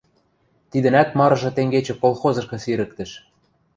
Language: Western Mari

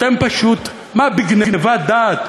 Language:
Hebrew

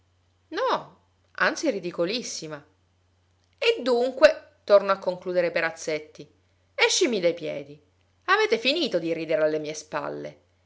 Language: Italian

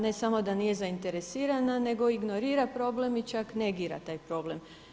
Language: Croatian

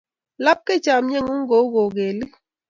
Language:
Kalenjin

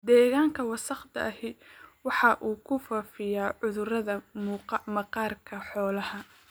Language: Somali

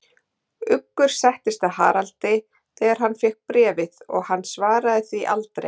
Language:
Icelandic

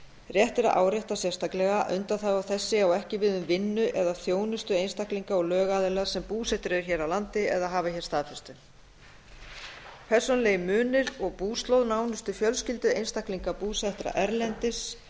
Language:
Icelandic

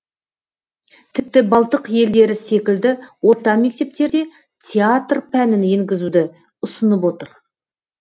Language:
Kazakh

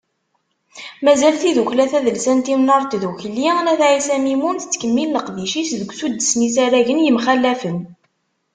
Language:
Kabyle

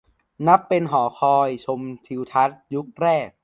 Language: Thai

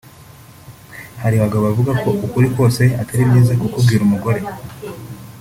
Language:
Kinyarwanda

